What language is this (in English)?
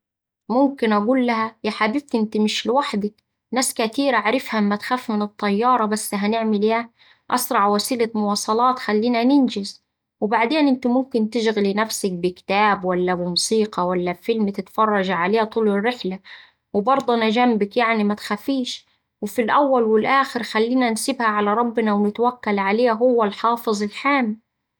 Saidi Arabic